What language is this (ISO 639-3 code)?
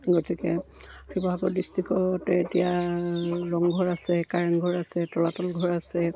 asm